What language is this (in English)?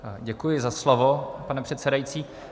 Czech